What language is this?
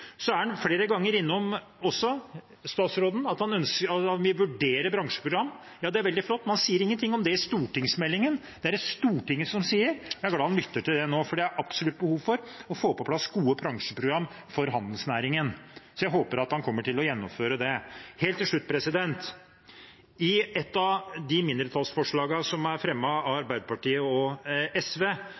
Norwegian Bokmål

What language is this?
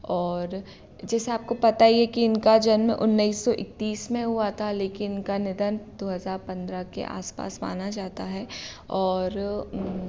Hindi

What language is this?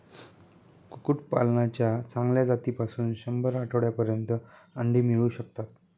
Marathi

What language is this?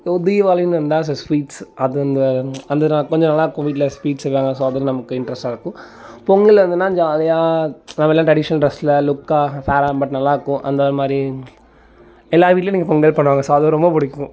Tamil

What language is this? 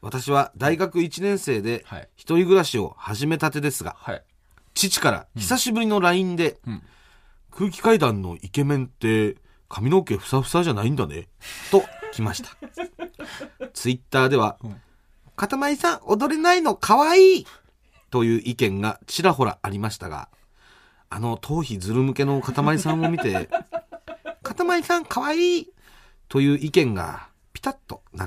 Japanese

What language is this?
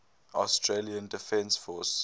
English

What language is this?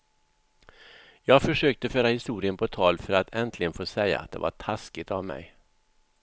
Swedish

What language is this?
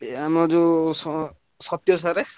Odia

